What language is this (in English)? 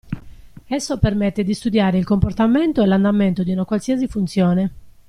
Italian